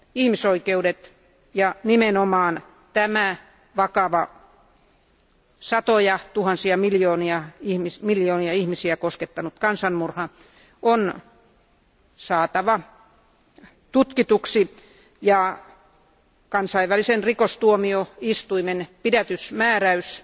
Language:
Finnish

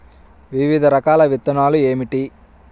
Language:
Telugu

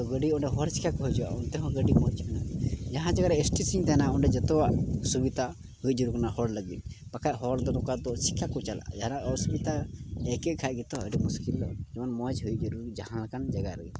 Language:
Santali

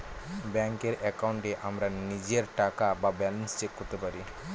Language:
Bangla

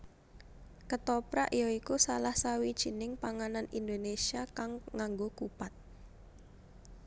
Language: Javanese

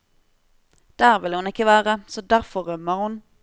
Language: Norwegian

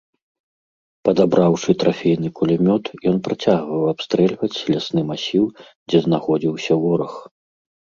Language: Belarusian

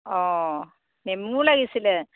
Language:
Assamese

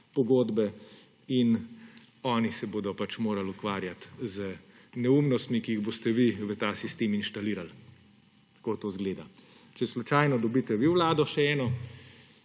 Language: Slovenian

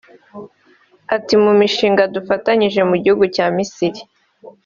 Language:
Kinyarwanda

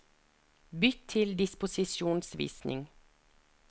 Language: Norwegian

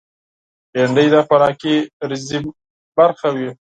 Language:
Pashto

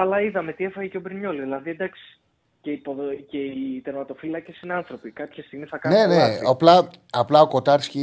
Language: Greek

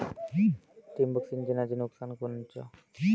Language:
Marathi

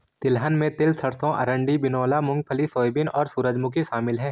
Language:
Hindi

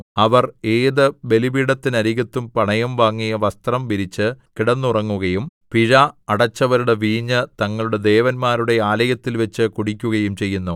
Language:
Malayalam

